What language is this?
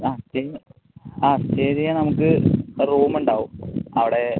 Malayalam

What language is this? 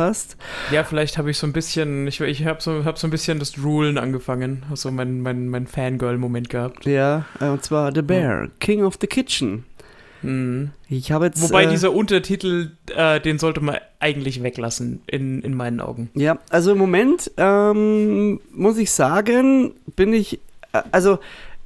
German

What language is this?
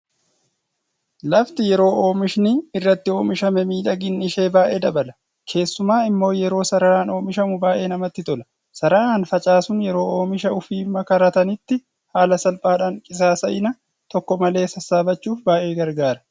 Oromo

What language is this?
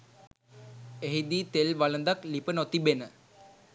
Sinhala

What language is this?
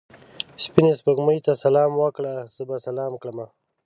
Pashto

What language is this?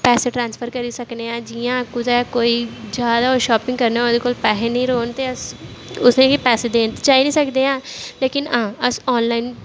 Dogri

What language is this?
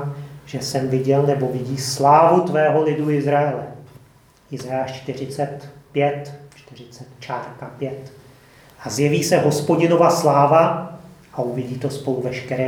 Czech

